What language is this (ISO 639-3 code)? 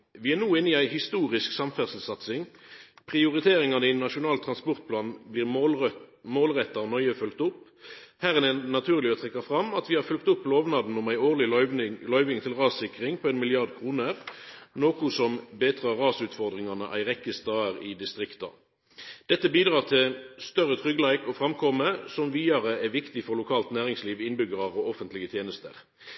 nno